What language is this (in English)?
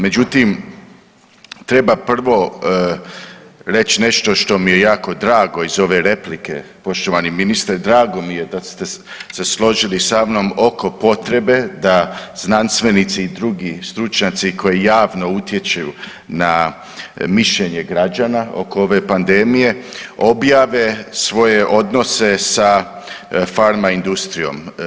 Croatian